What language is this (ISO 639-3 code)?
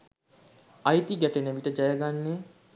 sin